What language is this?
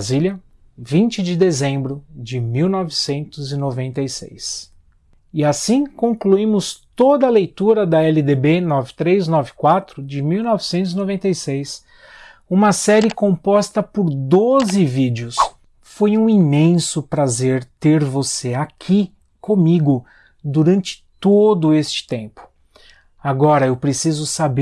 Portuguese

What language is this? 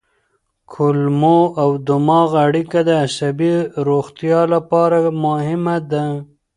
Pashto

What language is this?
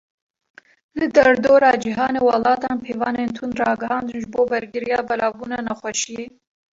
Kurdish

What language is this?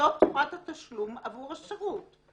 Hebrew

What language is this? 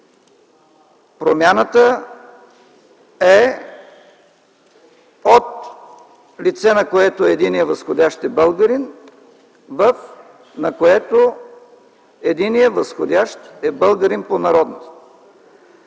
Bulgarian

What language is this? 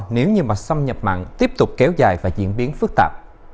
Vietnamese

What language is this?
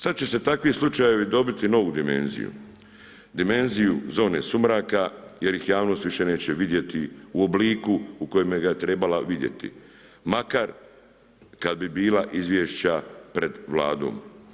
Croatian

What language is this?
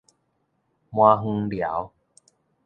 Min Nan Chinese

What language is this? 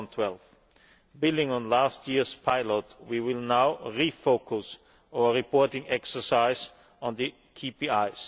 English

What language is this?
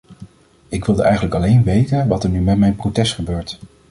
Dutch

